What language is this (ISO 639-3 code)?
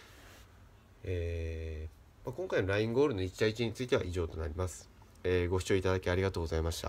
jpn